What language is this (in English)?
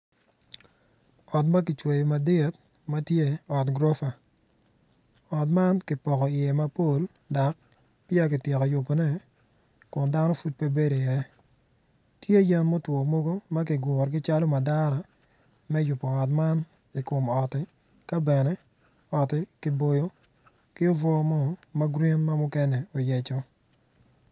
Acoli